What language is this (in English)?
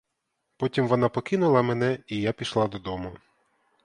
Ukrainian